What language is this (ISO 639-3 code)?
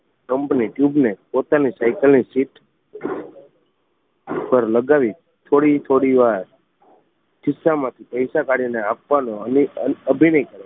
guj